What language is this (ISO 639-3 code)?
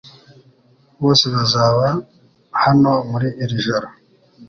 kin